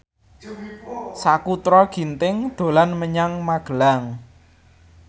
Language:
Javanese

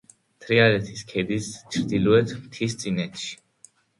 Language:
Georgian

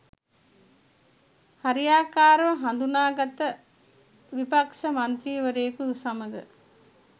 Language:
Sinhala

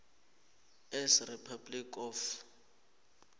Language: South Ndebele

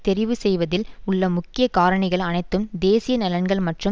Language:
Tamil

